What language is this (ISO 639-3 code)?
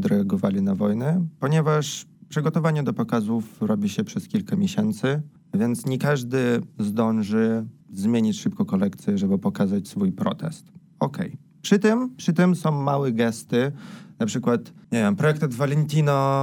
pol